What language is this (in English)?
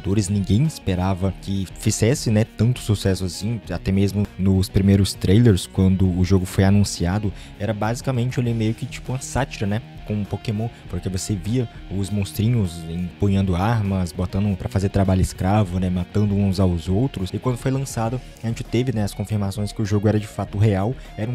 Portuguese